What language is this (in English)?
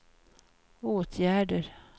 Swedish